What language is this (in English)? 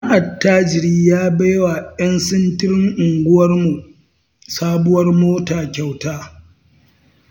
Hausa